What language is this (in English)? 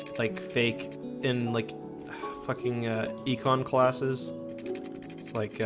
English